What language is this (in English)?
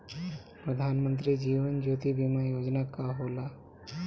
Bhojpuri